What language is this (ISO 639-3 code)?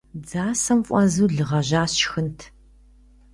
kbd